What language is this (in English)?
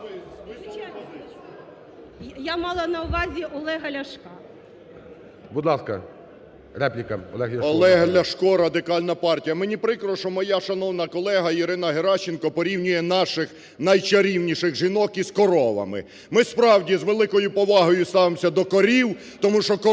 Ukrainian